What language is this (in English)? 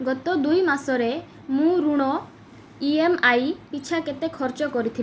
Odia